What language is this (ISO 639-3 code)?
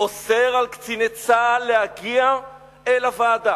heb